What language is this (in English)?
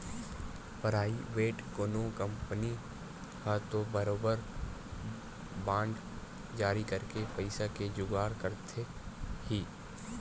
Chhattisgarhi